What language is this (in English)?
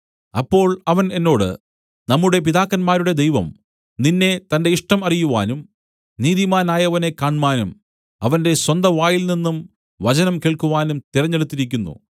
Malayalam